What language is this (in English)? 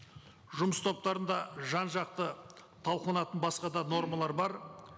Kazakh